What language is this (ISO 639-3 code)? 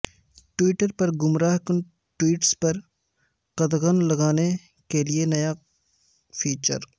urd